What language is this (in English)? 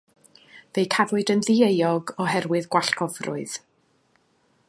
Welsh